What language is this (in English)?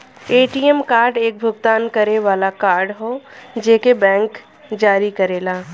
Bhojpuri